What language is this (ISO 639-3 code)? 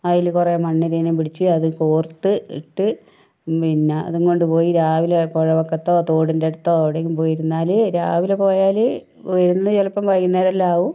mal